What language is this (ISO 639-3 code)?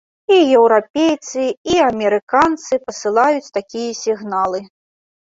bel